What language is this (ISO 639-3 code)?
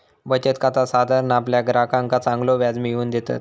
mar